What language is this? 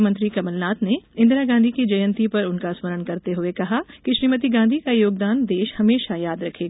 Hindi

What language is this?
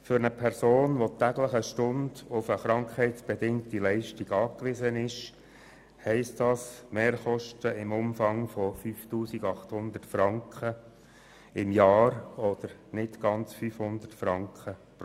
Swiss German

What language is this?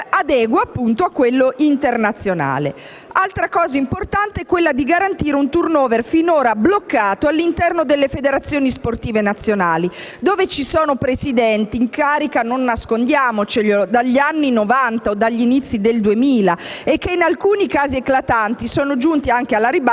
Italian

